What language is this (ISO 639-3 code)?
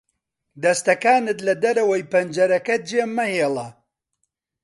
ckb